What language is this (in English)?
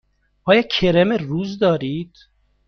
Persian